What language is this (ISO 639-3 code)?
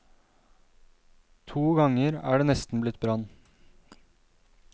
nor